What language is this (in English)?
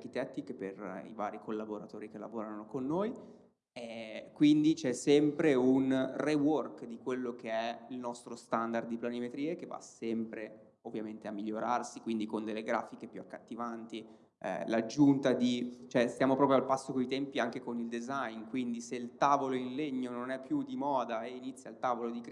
Italian